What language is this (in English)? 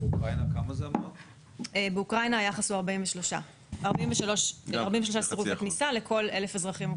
Hebrew